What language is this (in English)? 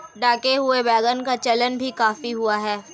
Hindi